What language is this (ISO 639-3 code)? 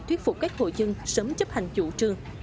vie